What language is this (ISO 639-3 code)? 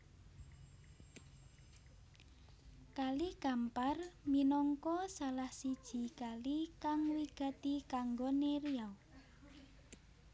jav